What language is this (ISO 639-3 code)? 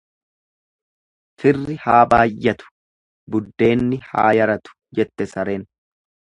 orm